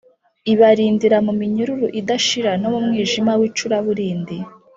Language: Kinyarwanda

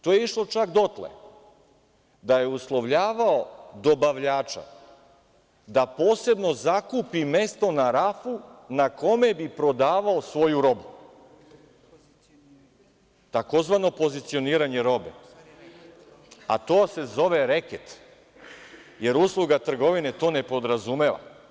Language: Serbian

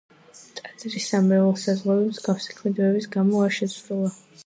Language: Georgian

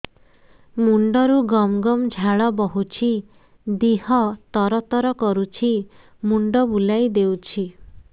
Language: Odia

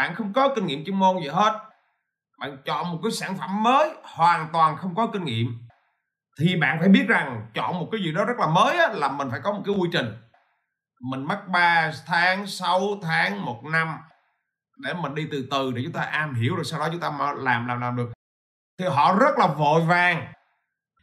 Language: Vietnamese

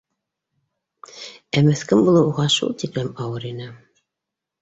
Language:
Bashkir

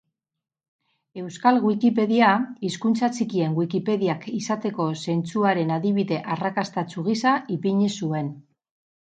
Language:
Basque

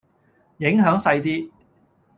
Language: Cantonese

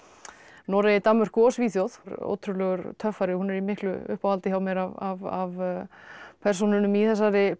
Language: Icelandic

